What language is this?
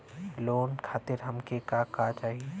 Bhojpuri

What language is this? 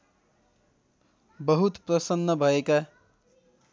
Nepali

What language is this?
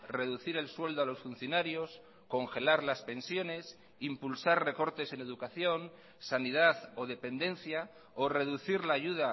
Spanish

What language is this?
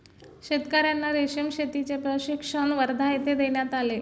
Marathi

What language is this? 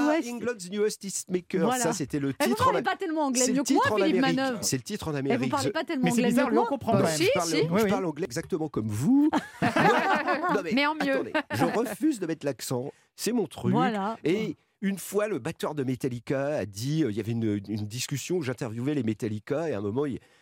French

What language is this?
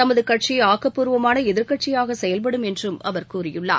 Tamil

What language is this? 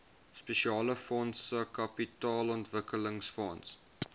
Afrikaans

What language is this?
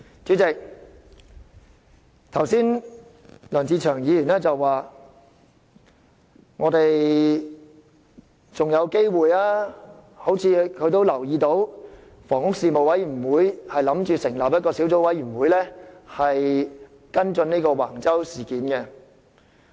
Cantonese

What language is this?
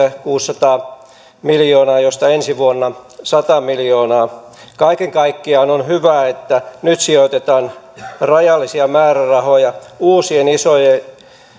Finnish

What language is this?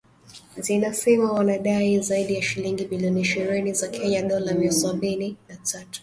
Swahili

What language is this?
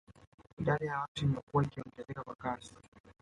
Swahili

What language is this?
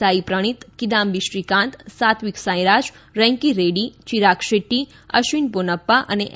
Gujarati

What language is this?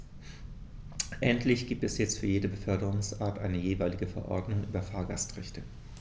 German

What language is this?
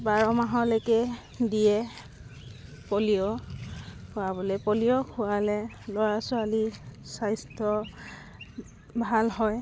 Assamese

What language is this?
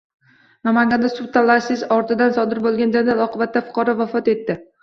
Uzbek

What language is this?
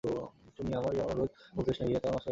Bangla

